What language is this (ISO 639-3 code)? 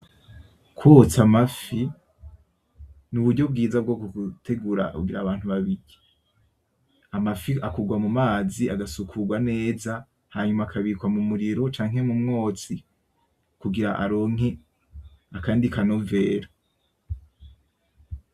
run